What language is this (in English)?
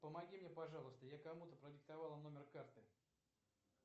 Russian